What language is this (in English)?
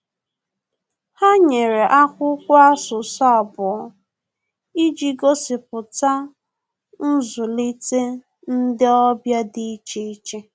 Igbo